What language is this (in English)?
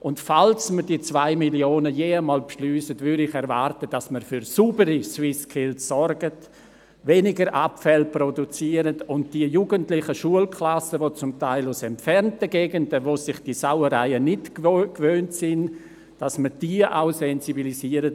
Swiss German